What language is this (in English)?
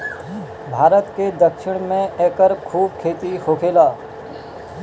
Bhojpuri